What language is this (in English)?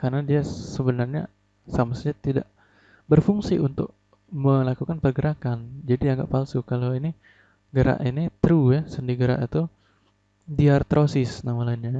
Indonesian